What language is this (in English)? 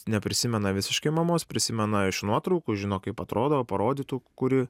Lithuanian